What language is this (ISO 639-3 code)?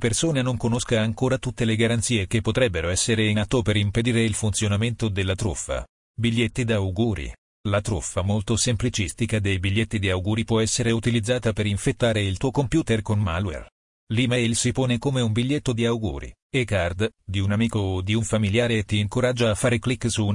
ita